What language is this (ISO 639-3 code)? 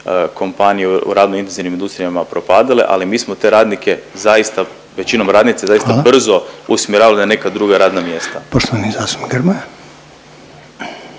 hrv